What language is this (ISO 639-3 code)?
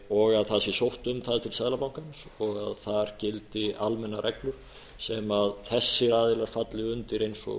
isl